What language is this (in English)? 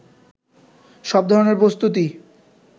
Bangla